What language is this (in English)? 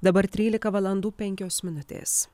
Lithuanian